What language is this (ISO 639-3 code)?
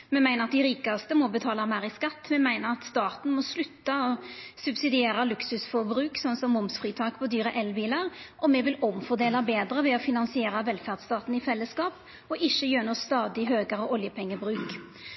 nno